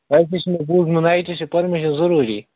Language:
Kashmiri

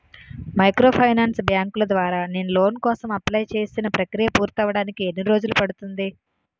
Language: Telugu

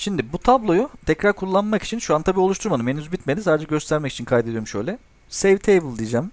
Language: Turkish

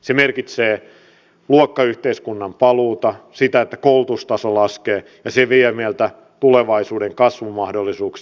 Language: Finnish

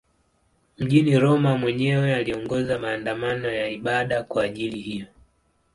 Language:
Swahili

